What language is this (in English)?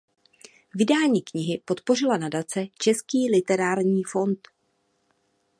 Czech